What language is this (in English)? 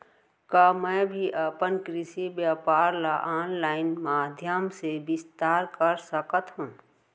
Chhattisgarhi